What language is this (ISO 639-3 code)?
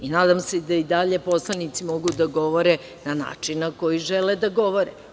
srp